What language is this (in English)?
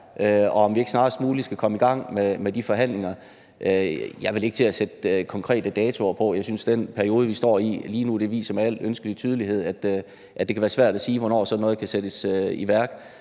Danish